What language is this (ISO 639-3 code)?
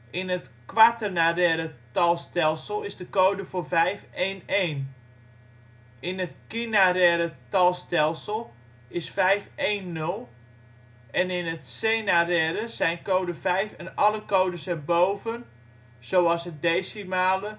nld